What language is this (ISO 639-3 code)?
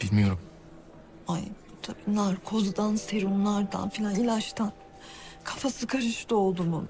tur